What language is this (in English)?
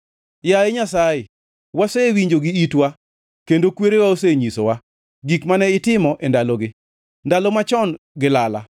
Luo (Kenya and Tanzania)